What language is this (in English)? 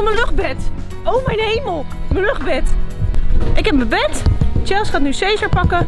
Dutch